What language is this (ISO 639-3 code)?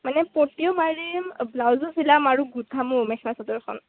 asm